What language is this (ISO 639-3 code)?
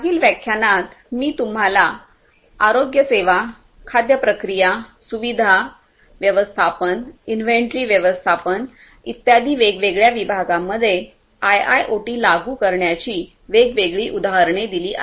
mar